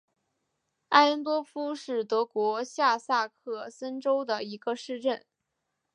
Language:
Chinese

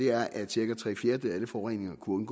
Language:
Danish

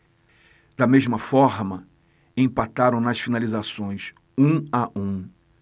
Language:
Portuguese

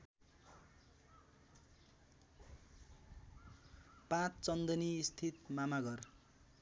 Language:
Nepali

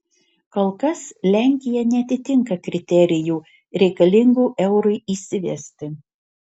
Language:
Lithuanian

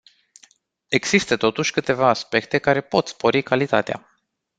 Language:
Romanian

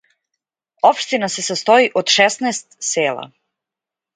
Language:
Serbian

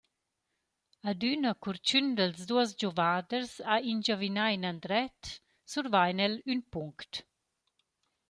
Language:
Romansh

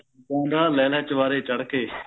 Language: Punjabi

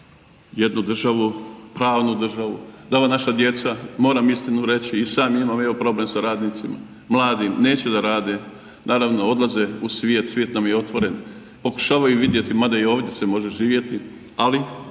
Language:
Croatian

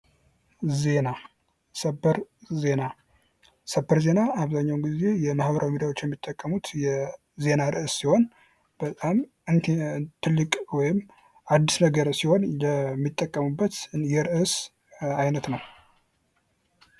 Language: Amharic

